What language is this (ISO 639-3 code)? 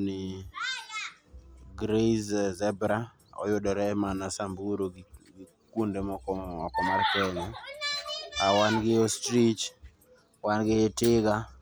luo